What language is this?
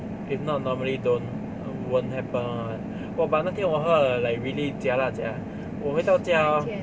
English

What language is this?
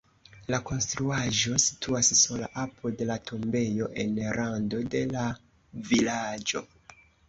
Esperanto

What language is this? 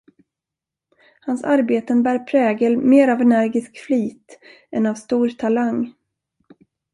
Swedish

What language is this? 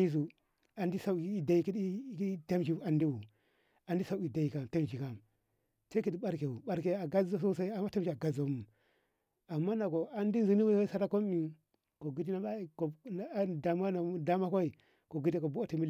Ngamo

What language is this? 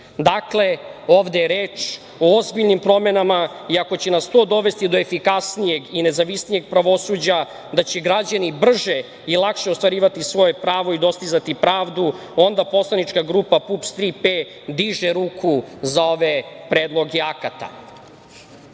Serbian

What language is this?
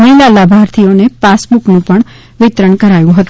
Gujarati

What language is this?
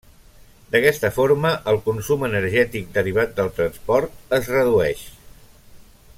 Catalan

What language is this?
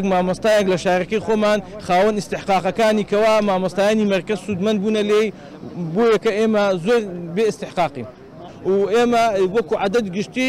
Arabic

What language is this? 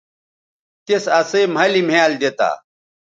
Bateri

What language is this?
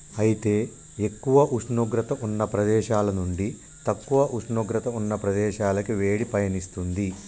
Telugu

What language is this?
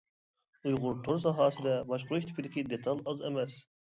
Uyghur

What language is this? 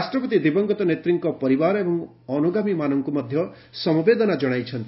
Odia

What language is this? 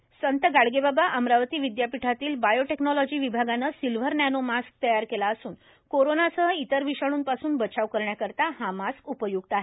Marathi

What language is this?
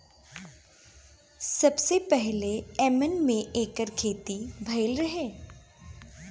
Bhojpuri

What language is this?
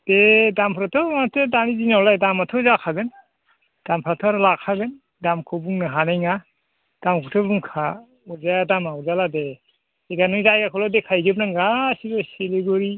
Bodo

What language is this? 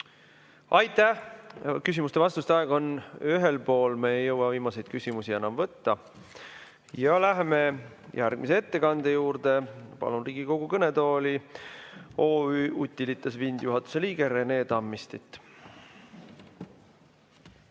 Estonian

